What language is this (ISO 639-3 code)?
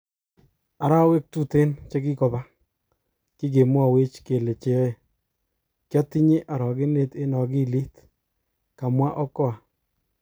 kln